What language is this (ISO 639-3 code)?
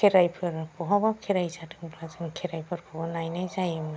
brx